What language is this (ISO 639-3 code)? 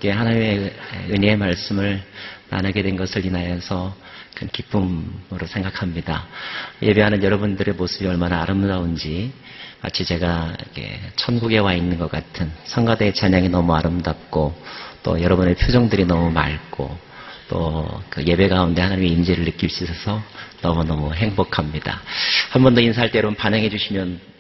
kor